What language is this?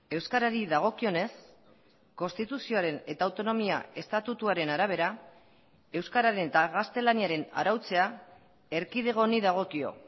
Basque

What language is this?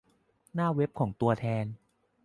Thai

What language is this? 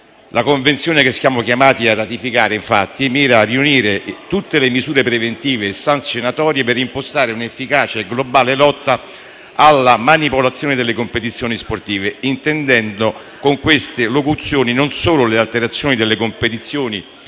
Italian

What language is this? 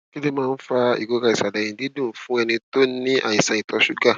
Yoruba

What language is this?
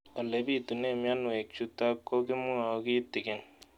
Kalenjin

